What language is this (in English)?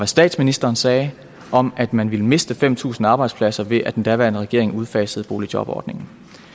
Danish